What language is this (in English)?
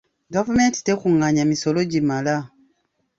Ganda